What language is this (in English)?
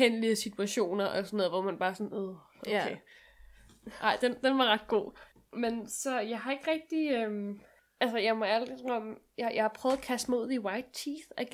Danish